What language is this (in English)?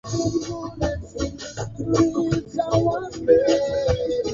Swahili